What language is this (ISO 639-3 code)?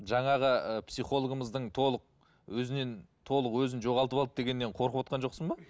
kaz